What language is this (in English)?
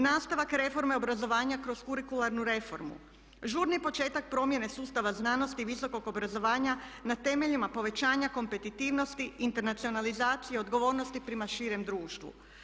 Croatian